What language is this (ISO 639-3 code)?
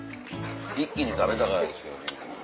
jpn